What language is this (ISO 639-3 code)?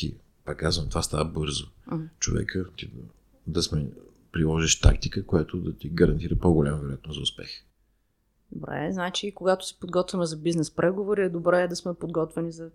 bul